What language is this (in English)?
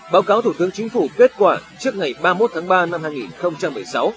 Vietnamese